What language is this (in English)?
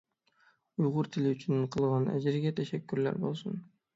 Uyghur